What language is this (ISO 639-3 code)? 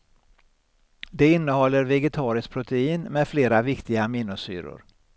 swe